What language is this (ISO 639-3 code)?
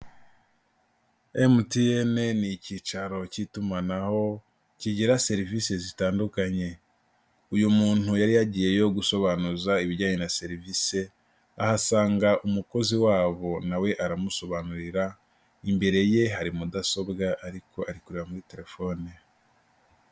kin